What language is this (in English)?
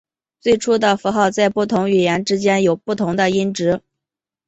Chinese